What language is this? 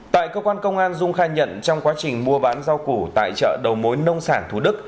Vietnamese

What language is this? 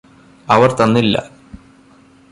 Malayalam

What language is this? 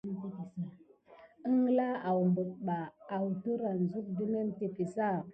Gidar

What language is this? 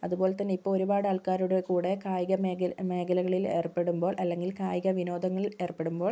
Malayalam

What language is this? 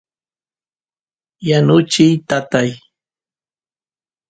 Santiago del Estero Quichua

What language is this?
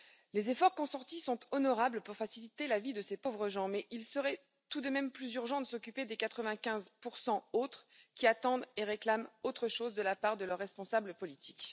French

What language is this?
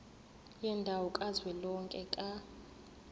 Zulu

